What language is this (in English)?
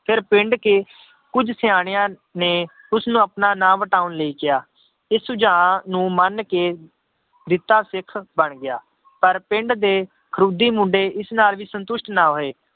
Punjabi